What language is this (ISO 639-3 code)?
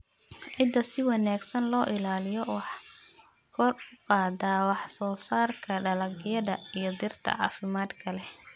som